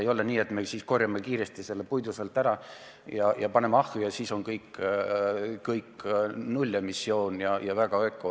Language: Estonian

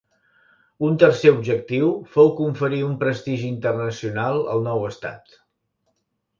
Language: Catalan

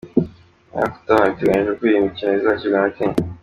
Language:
Kinyarwanda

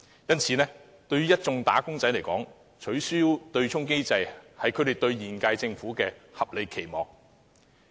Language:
Cantonese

